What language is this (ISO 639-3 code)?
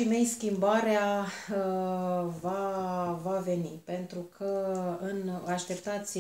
ron